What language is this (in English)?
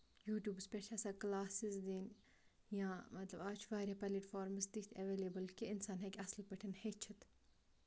Kashmiri